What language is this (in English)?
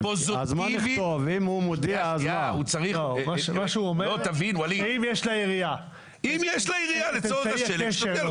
Hebrew